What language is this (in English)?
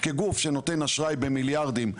Hebrew